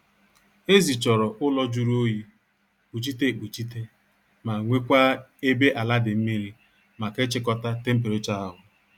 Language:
Igbo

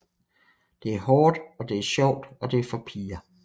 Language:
Danish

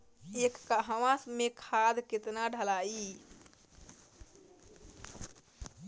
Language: Bhojpuri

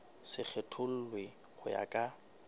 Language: Southern Sotho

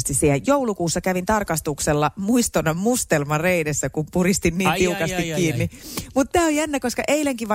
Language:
Finnish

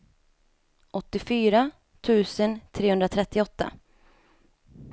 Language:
Swedish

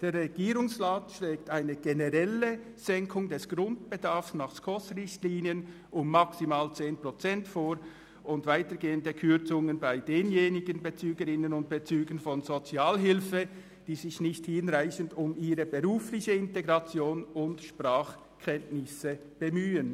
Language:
Swiss German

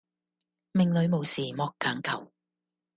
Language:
Cantonese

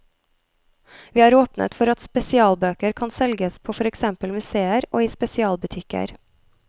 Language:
Norwegian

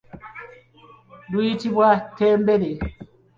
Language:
Ganda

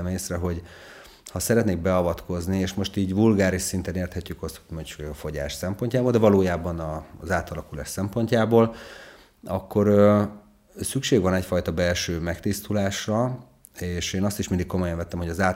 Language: Hungarian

